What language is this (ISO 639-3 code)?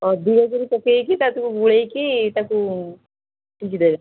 ori